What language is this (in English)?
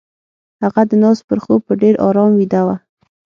Pashto